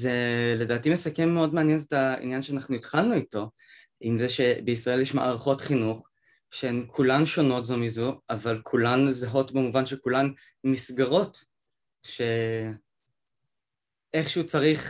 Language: Hebrew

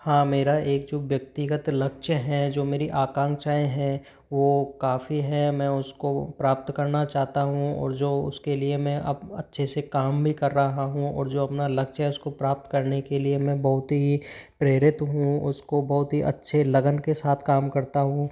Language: Hindi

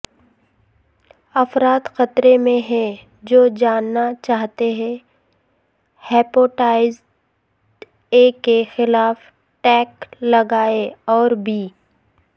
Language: Urdu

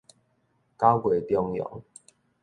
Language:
Min Nan Chinese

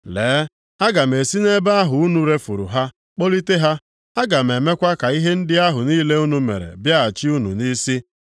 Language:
Igbo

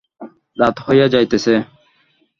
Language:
Bangla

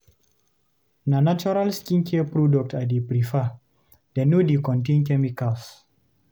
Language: Nigerian Pidgin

